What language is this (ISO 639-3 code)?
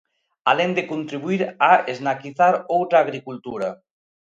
glg